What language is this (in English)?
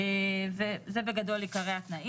Hebrew